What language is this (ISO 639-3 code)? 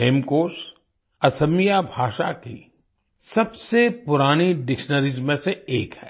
hin